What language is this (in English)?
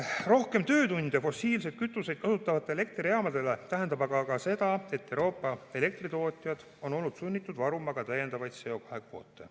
Estonian